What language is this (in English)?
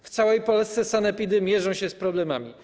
Polish